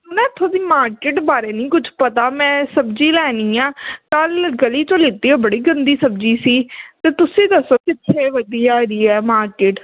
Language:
Punjabi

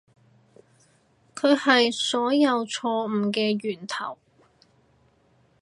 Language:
Cantonese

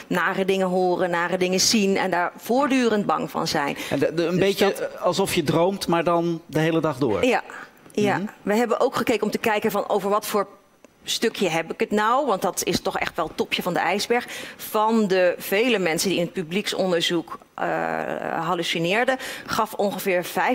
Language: Dutch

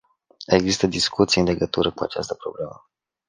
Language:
Romanian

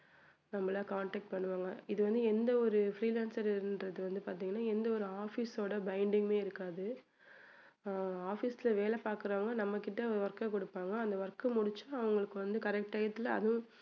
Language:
Tamil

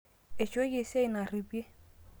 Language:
Masai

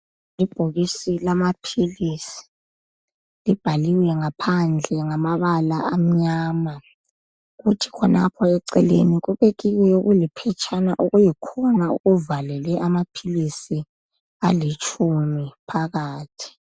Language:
North Ndebele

